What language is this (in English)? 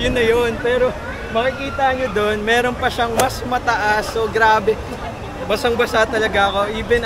Filipino